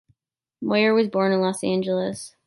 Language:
English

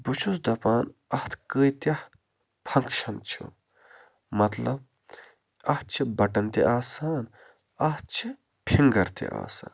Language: Kashmiri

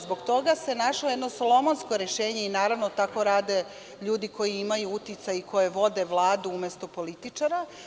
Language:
Serbian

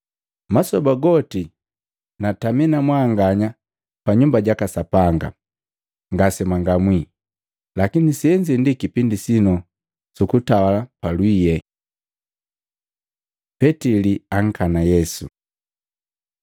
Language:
Matengo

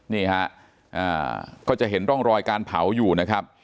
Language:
Thai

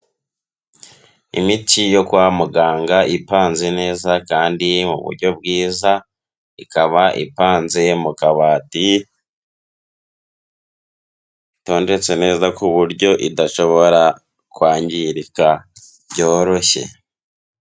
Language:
Kinyarwanda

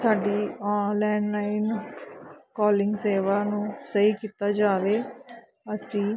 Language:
Punjabi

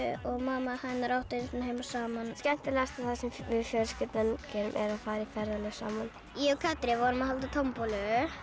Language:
Icelandic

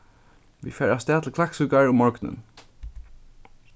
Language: Faroese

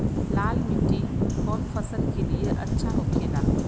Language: Bhojpuri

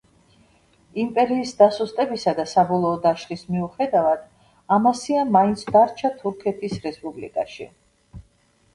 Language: Georgian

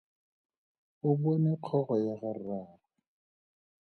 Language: Tswana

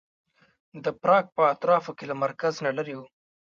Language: Pashto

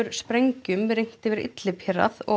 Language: Icelandic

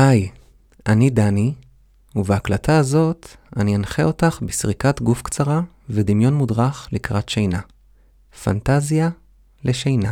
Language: Hebrew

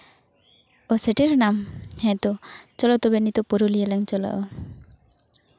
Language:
Santali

